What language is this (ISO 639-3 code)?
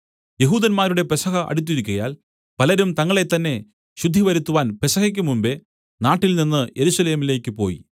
mal